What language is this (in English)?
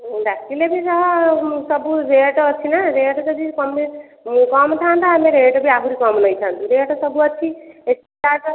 Odia